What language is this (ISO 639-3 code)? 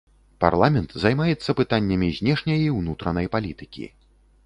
bel